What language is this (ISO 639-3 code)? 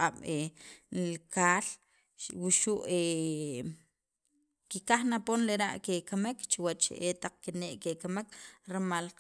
quv